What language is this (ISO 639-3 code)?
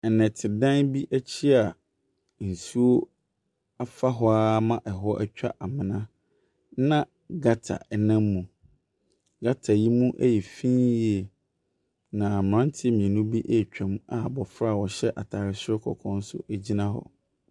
aka